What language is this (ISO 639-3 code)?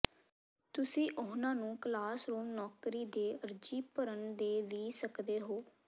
pan